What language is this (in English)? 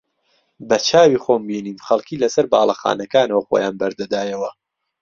Central Kurdish